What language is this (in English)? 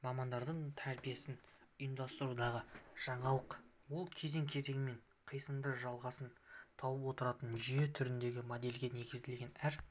Kazakh